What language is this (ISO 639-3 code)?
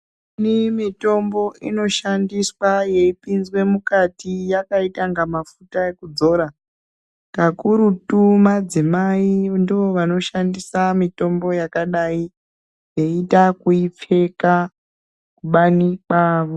ndc